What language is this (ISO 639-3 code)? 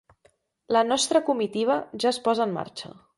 cat